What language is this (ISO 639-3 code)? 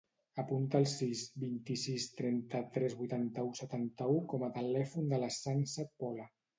cat